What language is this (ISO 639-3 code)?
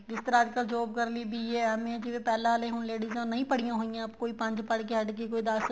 pan